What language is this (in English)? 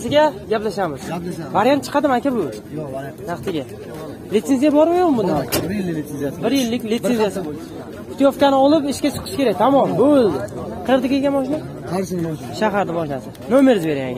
Turkish